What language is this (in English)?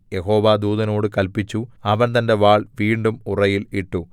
Malayalam